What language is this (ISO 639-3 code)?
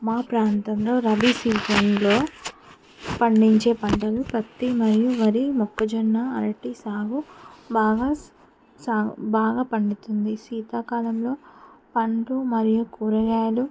tel